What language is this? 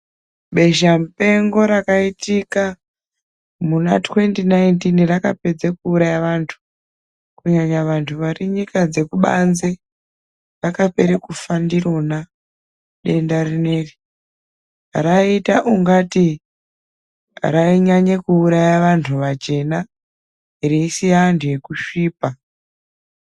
Ndau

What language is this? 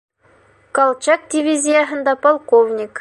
Bashkir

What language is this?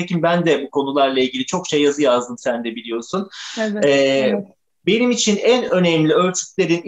Turkish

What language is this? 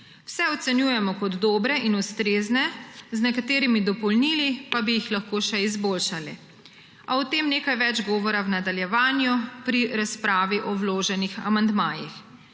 Slovenian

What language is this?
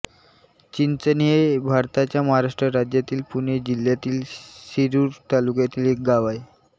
Marathi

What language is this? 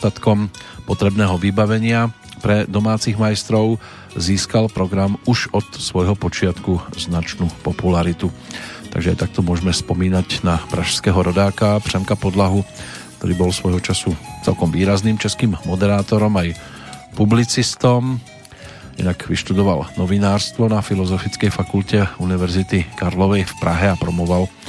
Slovak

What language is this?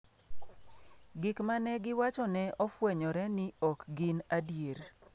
Luo (Kenya and Tanzania)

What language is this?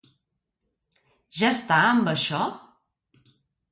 Catalan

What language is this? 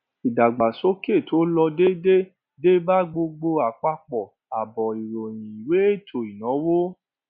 Yoruba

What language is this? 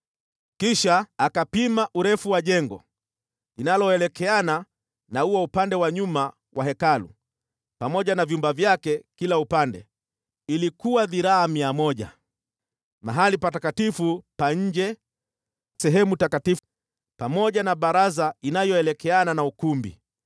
Swahili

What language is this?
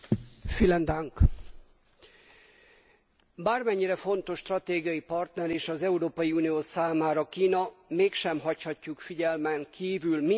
Hungarian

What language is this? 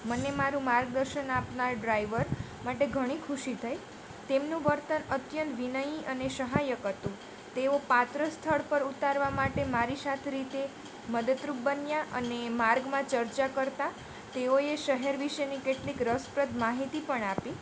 Gujarati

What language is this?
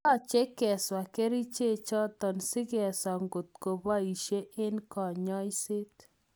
Kalenjin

